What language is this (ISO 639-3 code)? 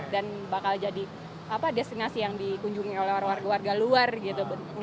ind